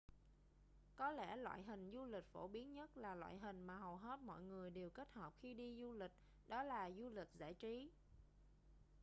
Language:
Vietnamese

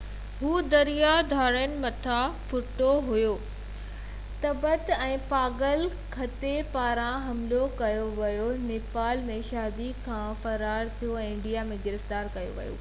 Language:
Sindhi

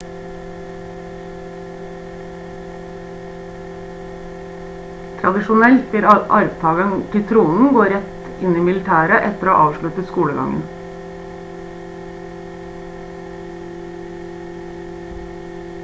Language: Norwegian Bokmål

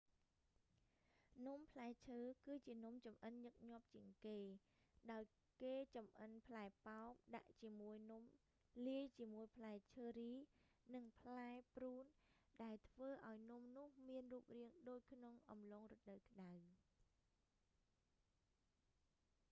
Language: Khmer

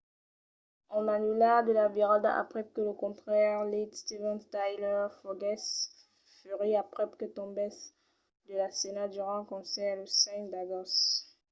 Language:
Occitan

